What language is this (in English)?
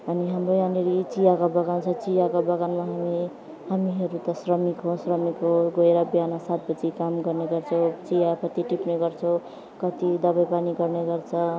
Nepali